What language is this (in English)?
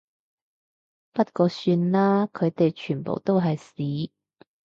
Cantonese